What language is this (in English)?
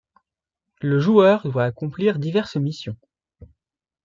French